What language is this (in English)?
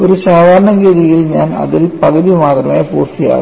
Malayalam